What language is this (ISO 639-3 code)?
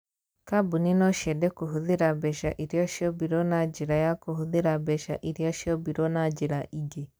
kik